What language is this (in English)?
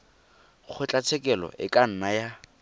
Tswana